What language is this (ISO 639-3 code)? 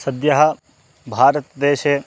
san